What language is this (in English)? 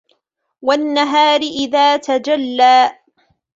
Arabic